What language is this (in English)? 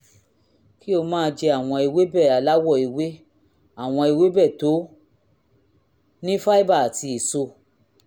Yoruba